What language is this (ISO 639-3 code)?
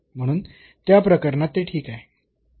mar